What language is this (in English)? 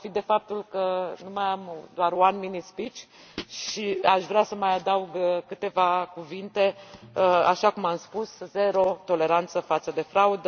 Romanian